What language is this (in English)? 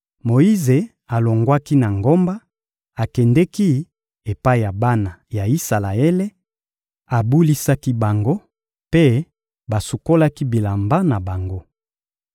Lingala